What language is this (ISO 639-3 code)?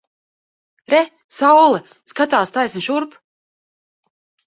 lav